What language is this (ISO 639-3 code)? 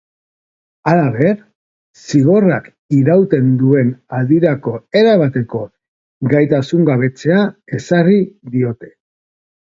eus